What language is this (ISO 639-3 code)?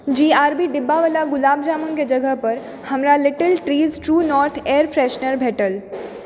mai